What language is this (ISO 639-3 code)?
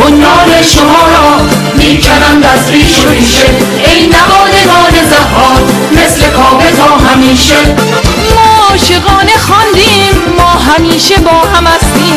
fas